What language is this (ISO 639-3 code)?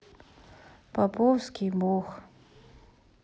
rus